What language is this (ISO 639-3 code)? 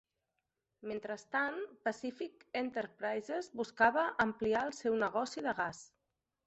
cat